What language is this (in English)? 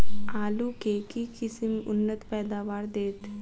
Maithili